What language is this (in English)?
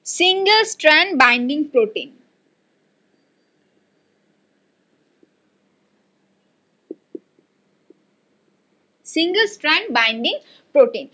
Bangla